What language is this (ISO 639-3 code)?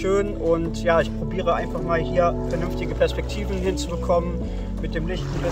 deu